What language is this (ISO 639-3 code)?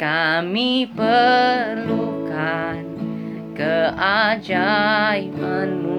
msa